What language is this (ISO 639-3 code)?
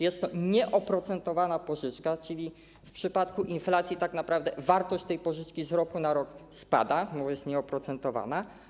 pol